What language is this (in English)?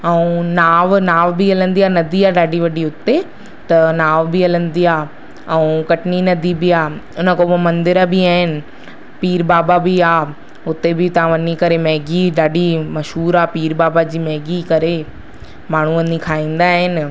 Sindhi